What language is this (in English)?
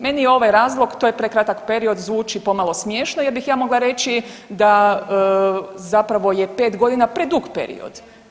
Croatian